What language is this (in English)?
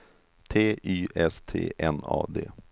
Swedish